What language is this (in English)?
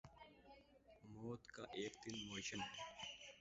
Urdu